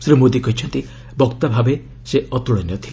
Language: Odia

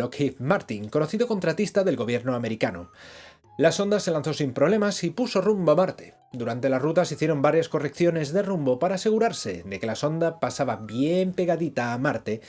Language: Spanish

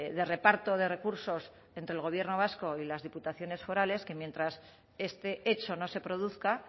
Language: Spanish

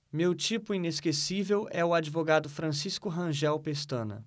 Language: Portuguese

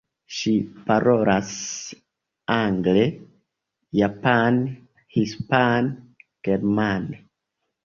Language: Esperanto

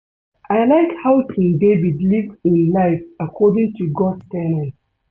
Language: Nigerian Pidgin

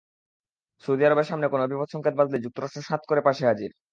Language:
Bangla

